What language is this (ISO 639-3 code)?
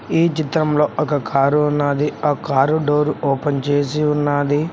tel